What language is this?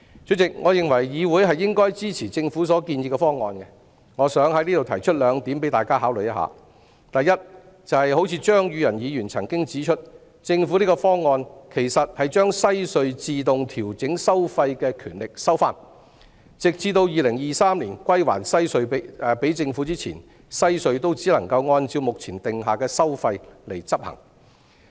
Cantonese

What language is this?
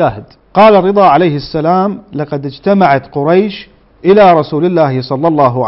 Arabic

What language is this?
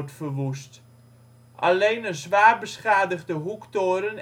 Dutch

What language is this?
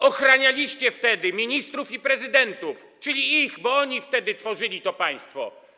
Polish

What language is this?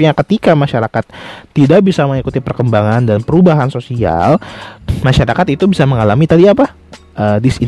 Indonesian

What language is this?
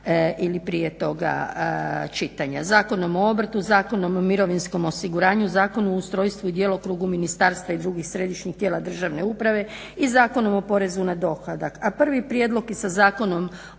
Croatian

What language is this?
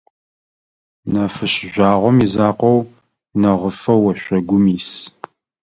Adyghe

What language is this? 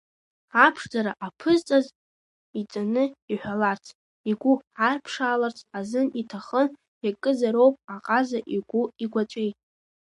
Abkhazian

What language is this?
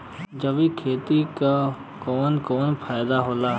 Bhojpuri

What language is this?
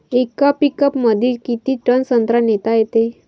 Marathi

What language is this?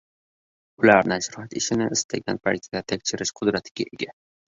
Uzbek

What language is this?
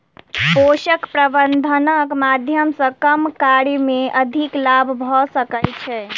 Maithili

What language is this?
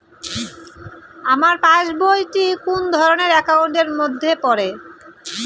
Bangla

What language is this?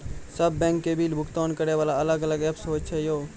Maithili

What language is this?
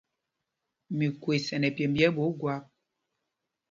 Mpumpong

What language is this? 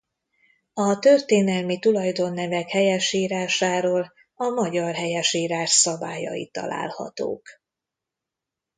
Hungarian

